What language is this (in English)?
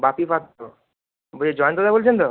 Bangla